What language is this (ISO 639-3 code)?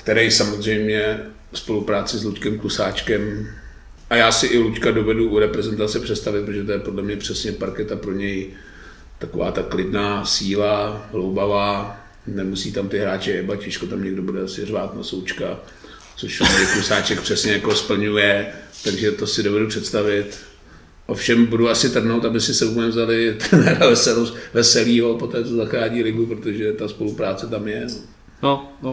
ces